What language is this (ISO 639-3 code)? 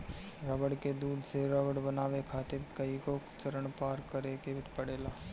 bho